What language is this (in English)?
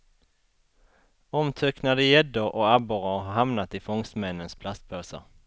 Swedish